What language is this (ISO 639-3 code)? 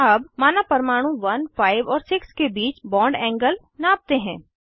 hin